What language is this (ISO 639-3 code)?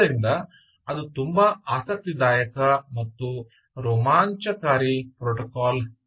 kan